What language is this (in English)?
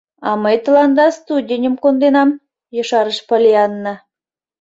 Mari